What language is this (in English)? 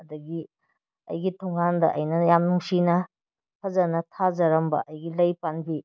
Manipuri